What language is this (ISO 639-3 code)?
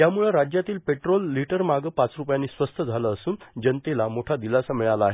mar